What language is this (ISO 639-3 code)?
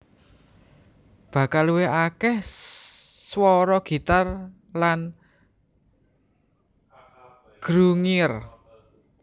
jav